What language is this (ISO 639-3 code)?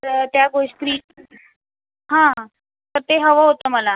mar